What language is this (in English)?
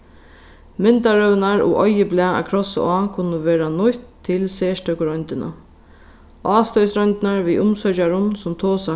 Faroese